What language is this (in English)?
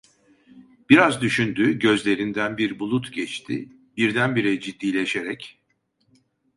Turkish